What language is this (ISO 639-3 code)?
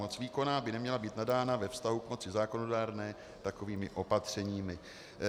ces